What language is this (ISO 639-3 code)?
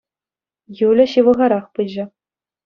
chv